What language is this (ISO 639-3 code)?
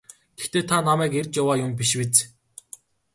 mon